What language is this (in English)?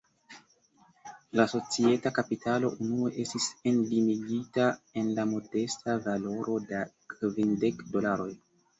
Esperanto